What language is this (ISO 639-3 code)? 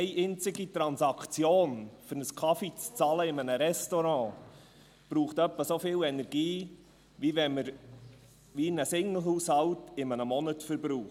gsw